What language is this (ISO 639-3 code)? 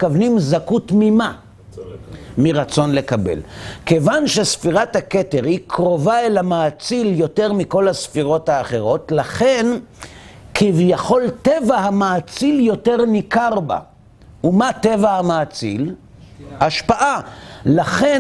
heb